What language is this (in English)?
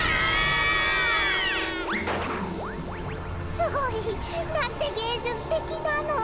Japanese